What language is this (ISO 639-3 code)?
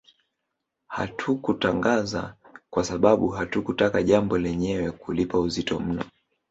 swa